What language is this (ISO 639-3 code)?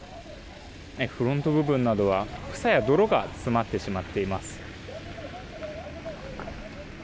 jpn